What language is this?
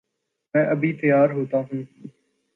Urdu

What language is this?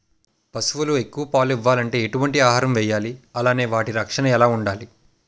Telugu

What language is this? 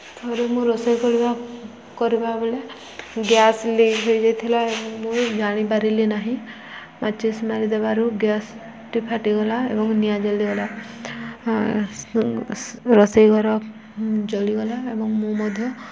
Odia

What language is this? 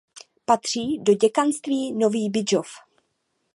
Czech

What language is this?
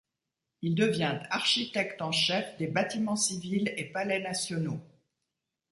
French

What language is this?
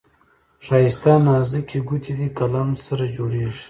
Pashto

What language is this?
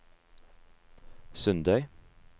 Norwegian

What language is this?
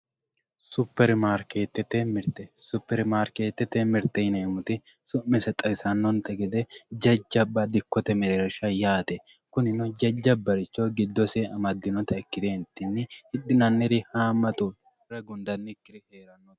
Sidamo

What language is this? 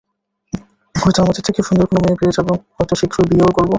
Bangla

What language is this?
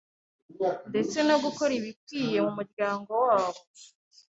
Kinyarwanda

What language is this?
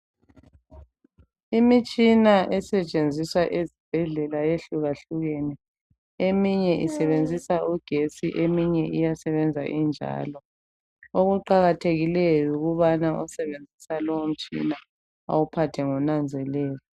North Ndebele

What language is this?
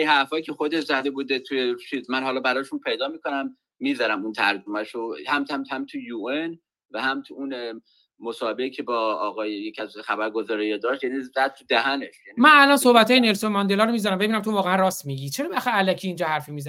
Persian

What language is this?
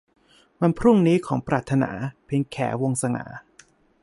Thai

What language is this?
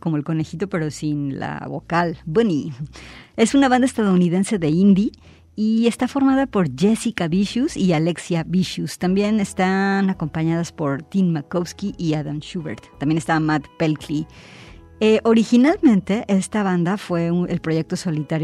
Spanish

